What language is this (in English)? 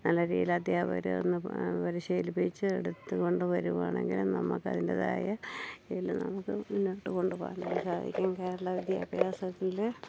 Malayalam